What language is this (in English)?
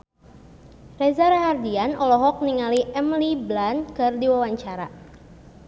Sundanese